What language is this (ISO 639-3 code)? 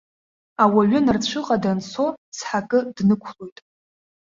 abk